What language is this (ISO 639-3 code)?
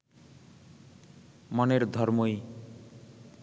ben